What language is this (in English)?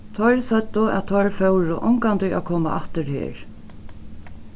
Faroese